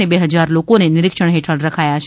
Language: Gujarati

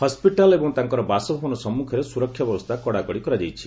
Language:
Odia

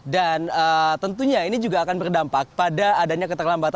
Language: Indonesian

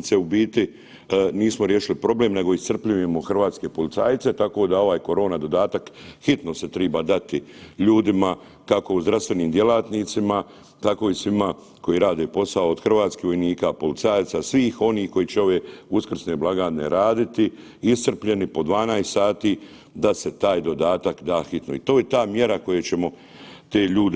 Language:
Croatian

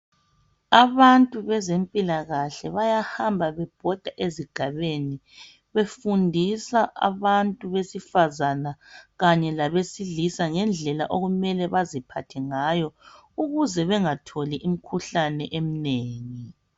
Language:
North Ndebele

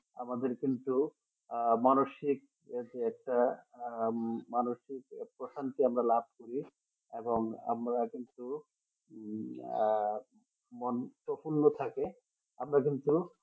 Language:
Bangla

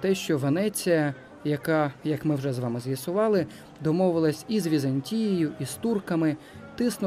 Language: Ukrainian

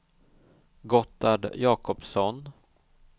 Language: Swedish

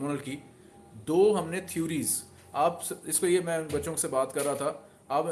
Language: Hindi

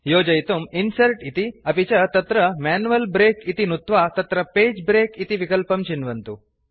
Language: Sanskrit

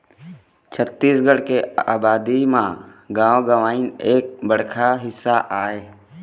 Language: Chhattisgarhi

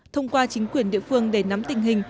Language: Vietnamese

